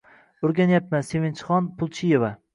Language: Uzbek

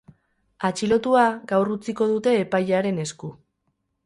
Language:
Basque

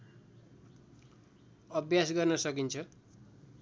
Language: Nepali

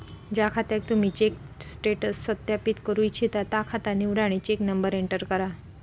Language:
Marathi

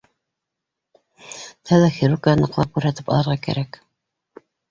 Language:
Bashkir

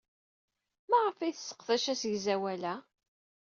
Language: Kabyle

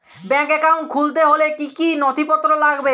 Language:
Bangla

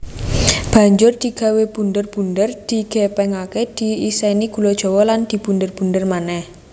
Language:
Javanese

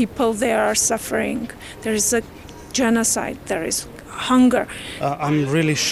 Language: Dutch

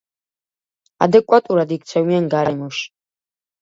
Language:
Georgian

